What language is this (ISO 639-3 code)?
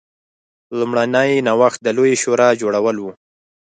pus